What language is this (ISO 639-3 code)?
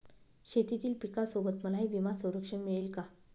mar